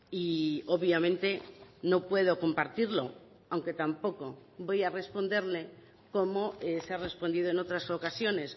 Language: Spanish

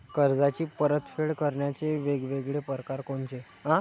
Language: Marathi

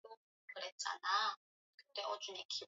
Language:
Swahili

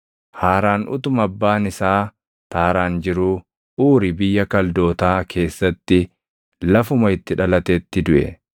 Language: Oromo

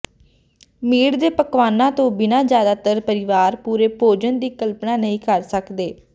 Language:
Punjabi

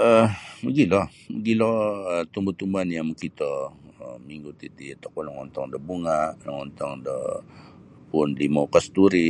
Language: Sabah Bisaya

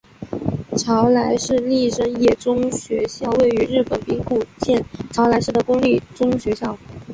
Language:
Chinese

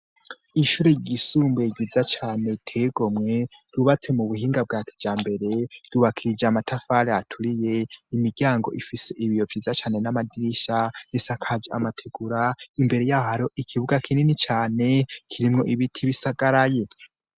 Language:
Rundi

